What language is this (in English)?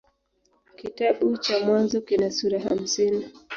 Swahili